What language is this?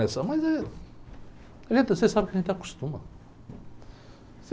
Portuguese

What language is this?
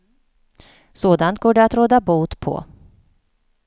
Swedish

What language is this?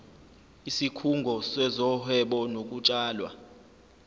Zulu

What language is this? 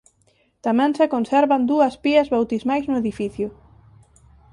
Galician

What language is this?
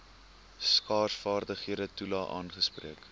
Afrikaans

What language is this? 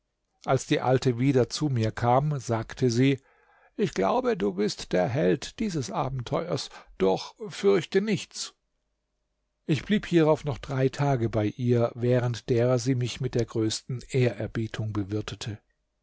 German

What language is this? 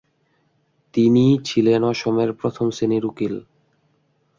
Bangla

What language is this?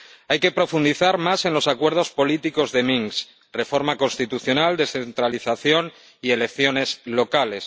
Spanish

